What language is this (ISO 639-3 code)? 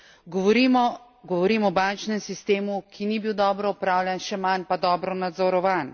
slv